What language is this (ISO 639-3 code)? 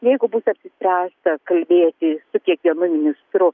lit